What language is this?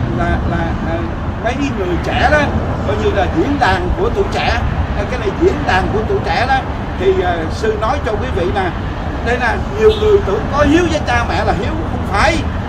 Vietnamese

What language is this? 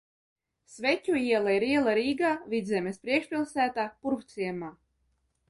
Latvian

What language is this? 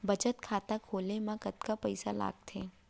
Chhattisgarhi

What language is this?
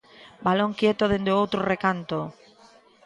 Galician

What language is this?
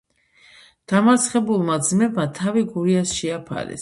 Georgian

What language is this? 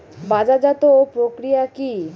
Bangla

